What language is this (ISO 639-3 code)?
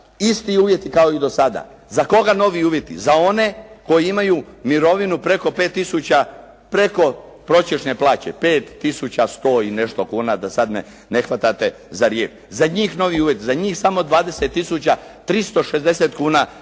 hrv